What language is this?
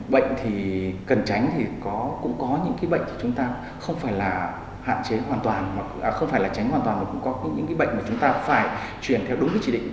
Vietnamese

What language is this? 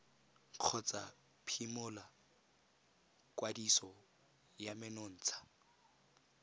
Tswana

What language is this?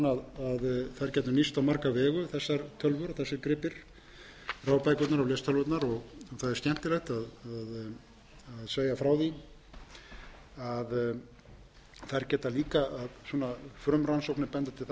Icelandic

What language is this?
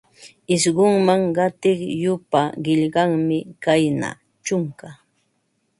Ambo-Pasco Quechua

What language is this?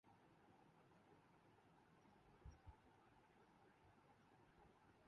Urdu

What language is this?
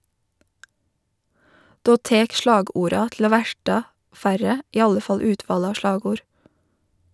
Norwegian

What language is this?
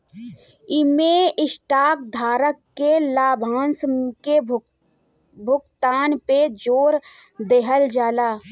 Bhojpuri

